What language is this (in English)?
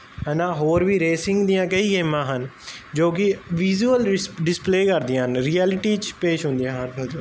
Punjabi